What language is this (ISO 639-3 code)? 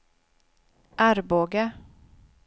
swe